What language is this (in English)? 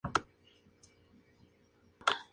Spanish